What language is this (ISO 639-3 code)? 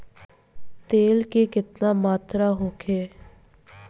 bho